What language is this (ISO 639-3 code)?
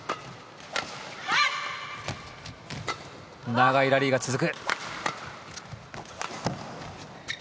jpn